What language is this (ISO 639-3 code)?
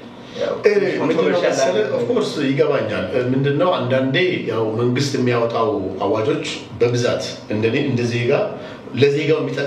amh